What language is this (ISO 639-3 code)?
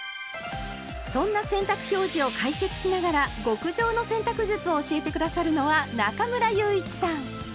jpn